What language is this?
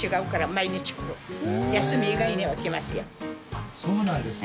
Japanese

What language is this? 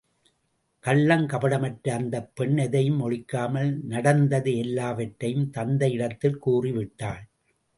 Tamil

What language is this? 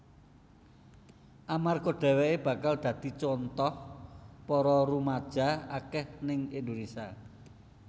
Javanese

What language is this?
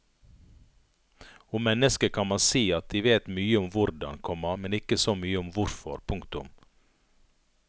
Norwegian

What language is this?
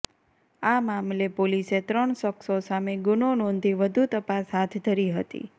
Gujarati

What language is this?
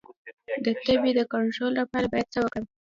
Pashto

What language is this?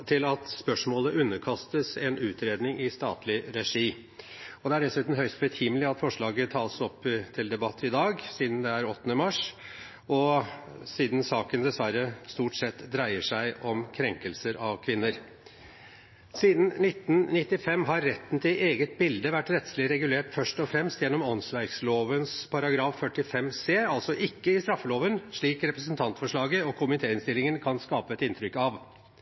Norwegian Bokmål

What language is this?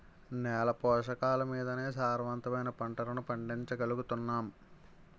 Telugu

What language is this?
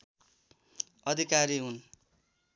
Nepali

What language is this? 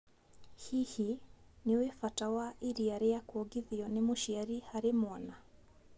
Kikuyu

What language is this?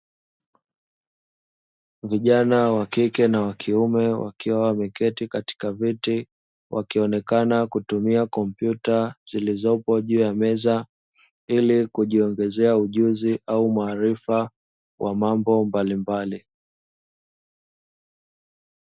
Swahili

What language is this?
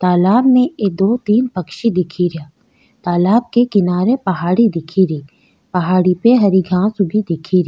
Rajasthani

